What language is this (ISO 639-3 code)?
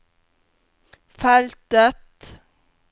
nor